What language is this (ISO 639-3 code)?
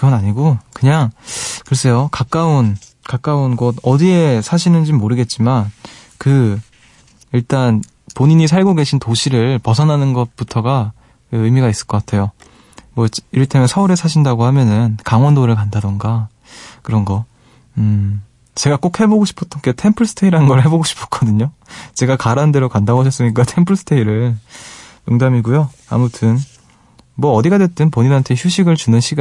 kor